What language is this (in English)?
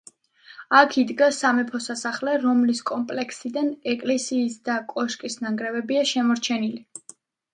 Georgian